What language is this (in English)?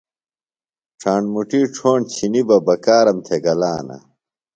Phalura